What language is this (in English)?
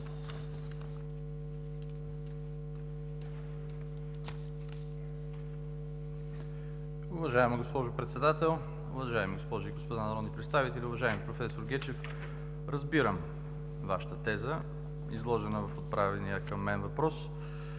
Bulgarian